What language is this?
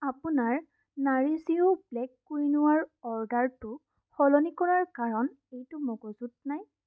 Assamese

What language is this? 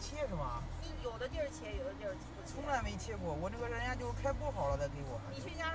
Chinese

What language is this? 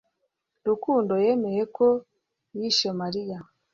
Kinyarwanda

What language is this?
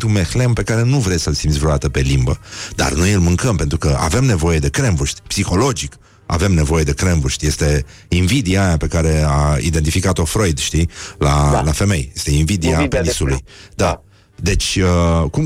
Romanian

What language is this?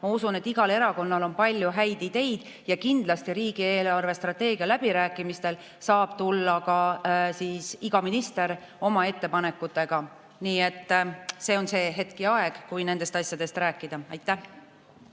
Estonian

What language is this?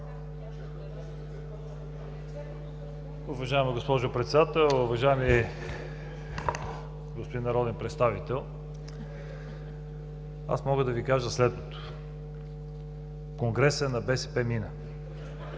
Bulgarian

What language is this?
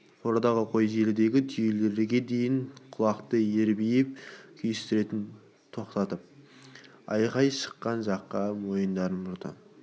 Kazakh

